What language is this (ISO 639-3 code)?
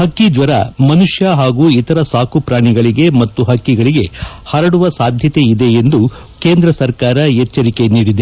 kan